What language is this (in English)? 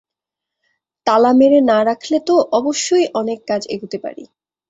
Bangla